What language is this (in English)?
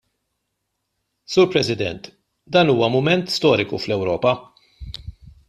Maltese